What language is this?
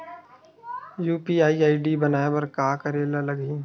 Chhattisgarhi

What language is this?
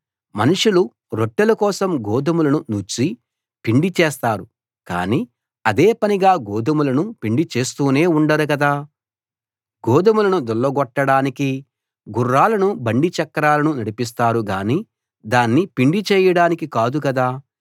Telugu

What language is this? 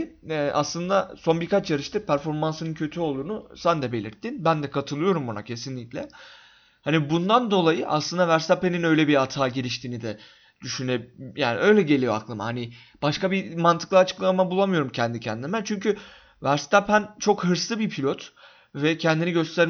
Turkish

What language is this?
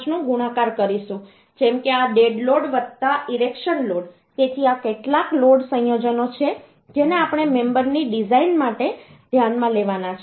Gujarati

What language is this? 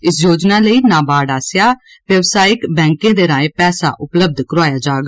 Dogri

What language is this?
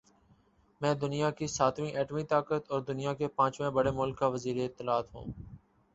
Urdu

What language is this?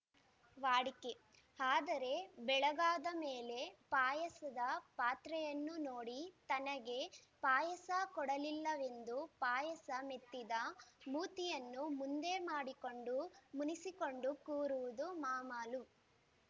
Kannada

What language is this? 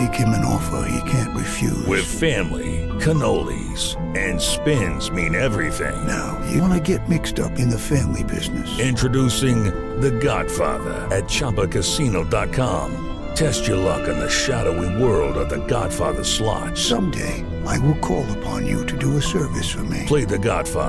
Malay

